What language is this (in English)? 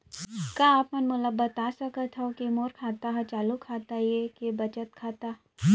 Chhattisgarhi